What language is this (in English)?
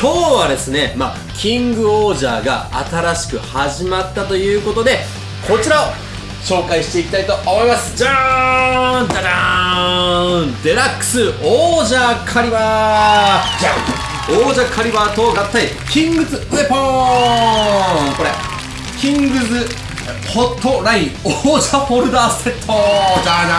Japanese